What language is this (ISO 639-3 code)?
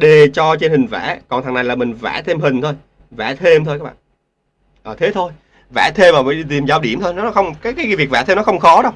vie